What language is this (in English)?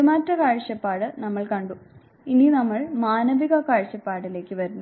Malayalam